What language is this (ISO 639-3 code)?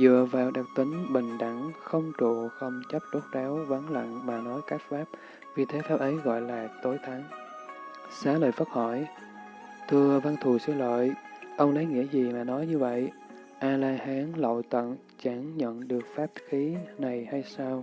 vie